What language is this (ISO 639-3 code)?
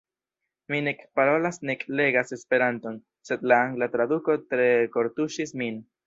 epo